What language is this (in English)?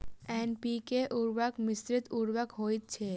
Maithili